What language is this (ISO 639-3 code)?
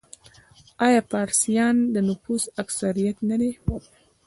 pus